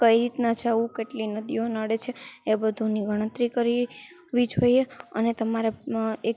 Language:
Gujarati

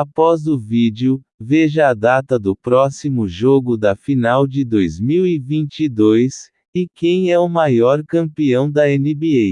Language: Portuguese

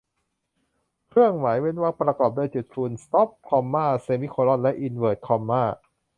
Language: Thai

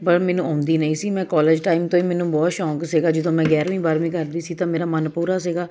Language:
Punjabi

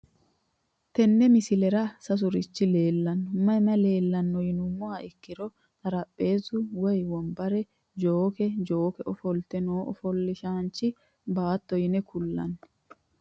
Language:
Sidamo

